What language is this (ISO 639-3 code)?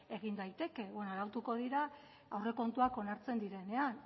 eus